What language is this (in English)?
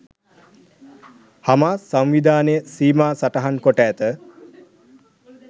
Sinhala